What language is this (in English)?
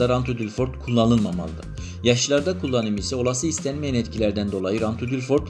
Turkish